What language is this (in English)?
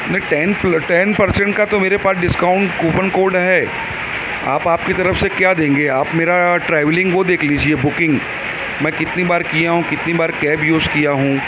Urdu